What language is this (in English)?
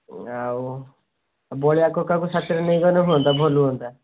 Odia